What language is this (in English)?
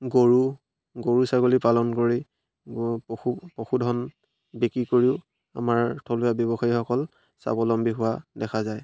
Assamese